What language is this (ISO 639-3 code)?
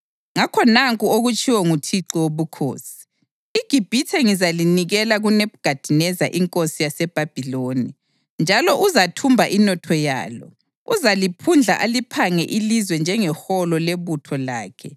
nde